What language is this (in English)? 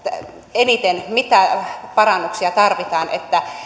Finnish